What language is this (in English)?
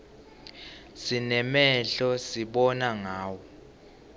Swati